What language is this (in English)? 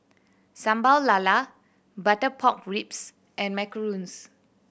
English